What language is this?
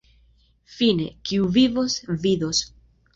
Esperanto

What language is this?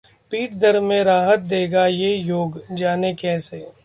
Hindi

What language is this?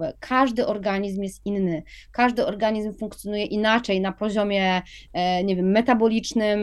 Polish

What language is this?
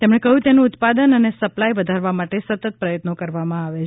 Gujarati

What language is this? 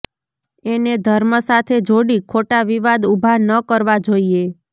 Gujarati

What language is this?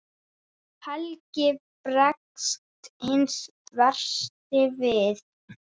Icelandic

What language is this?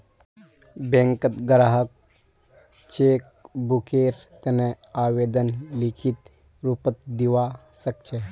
Magahi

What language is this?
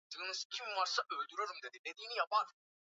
Swahili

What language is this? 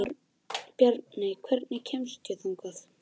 Icelandic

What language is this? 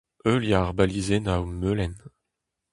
Breton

